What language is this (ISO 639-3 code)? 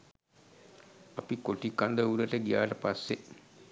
sin